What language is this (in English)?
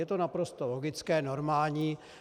Czech